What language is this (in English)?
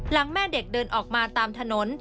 Thai